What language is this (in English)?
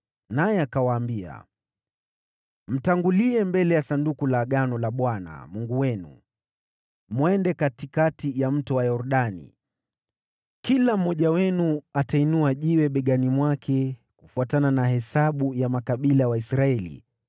Swahili